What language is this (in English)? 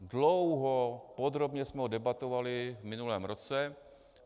Czech